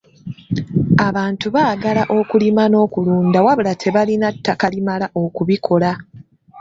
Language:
Ganda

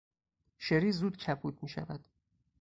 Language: Persian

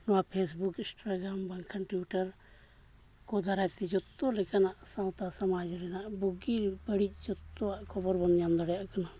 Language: Santali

